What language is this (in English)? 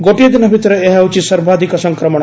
Odia